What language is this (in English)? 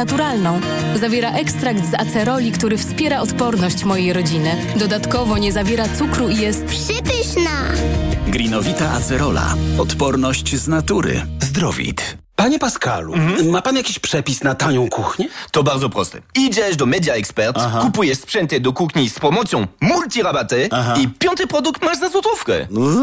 Polish